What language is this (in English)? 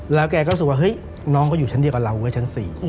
Thai